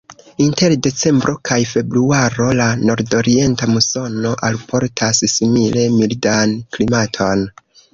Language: Esperanto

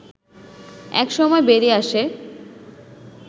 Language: Bangla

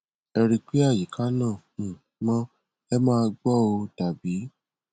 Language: Yoruba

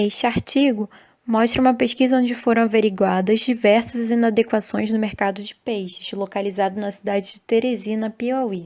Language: Portuguese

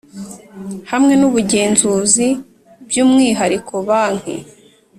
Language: Kinyarwanda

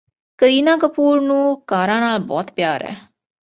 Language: Punjabi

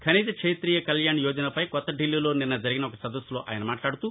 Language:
Telugu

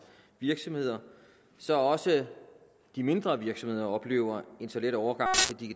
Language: Danish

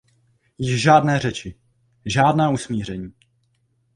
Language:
Czech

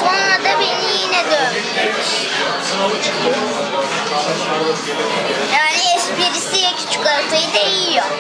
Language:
Turkish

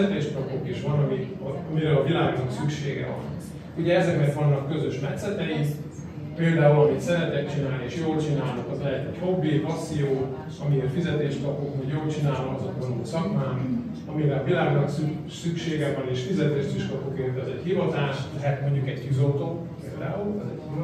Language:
Hungarian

